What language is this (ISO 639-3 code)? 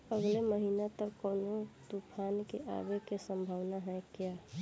bho